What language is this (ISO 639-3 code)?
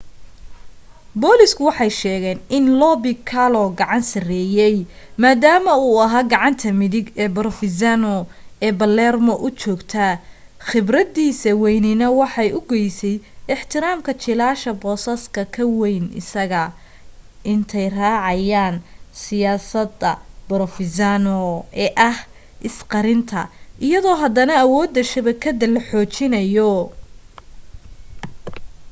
som